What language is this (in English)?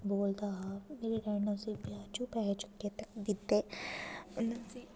Dogri